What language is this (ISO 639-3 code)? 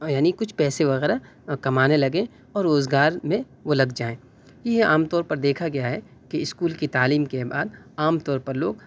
urd